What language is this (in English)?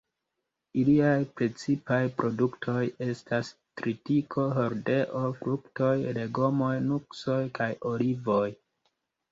Esperanto